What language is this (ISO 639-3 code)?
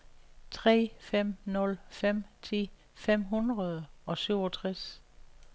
dan